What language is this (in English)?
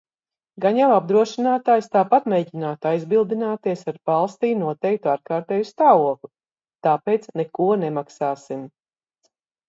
Latvian